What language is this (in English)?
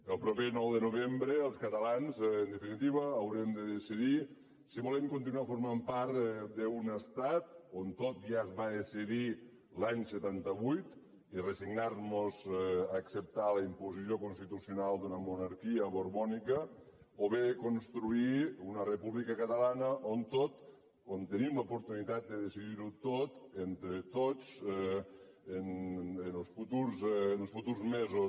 Catalan